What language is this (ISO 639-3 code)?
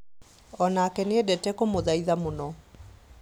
kik